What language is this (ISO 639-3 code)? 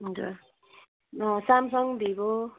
nep